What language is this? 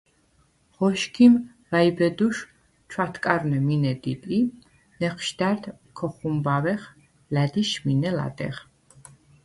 Svan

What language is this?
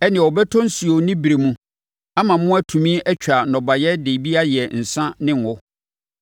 Akan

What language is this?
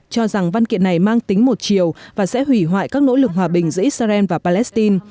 Vietnamese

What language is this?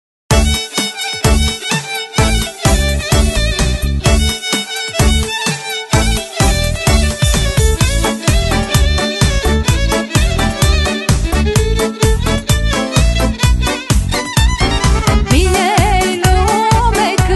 Romanian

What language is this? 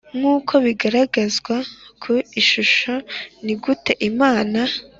Kinyarwanda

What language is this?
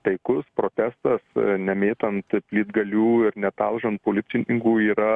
Lithuanian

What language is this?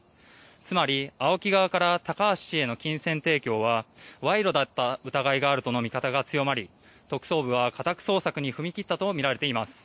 Japanese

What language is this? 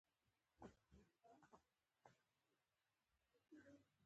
Pashto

